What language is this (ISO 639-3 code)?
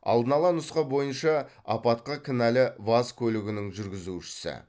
kaz